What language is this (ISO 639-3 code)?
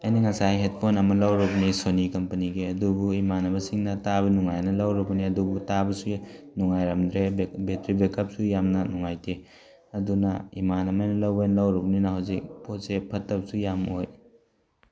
mni